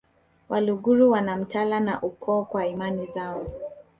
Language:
Swahili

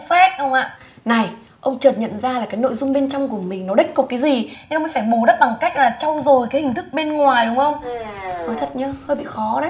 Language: Vietnamese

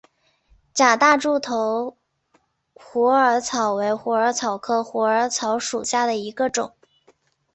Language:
Chinese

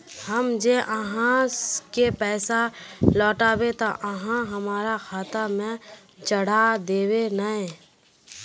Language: Magahi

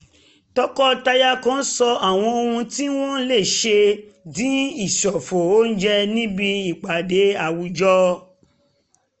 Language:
Yoruba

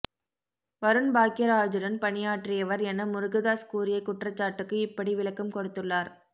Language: Tamil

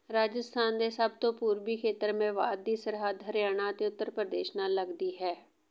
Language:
Punjabi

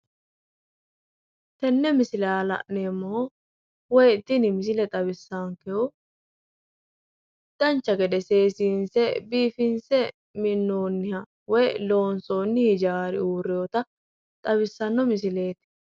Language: Sidamo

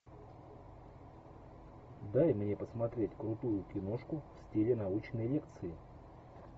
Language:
Russian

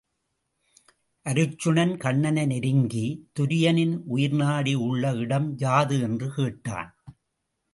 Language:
Tamil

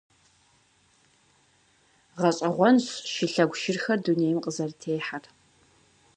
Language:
Kabardian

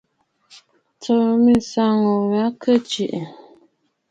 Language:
Bafut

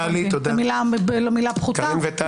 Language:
Hebrew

